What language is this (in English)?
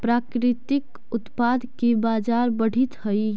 Magahi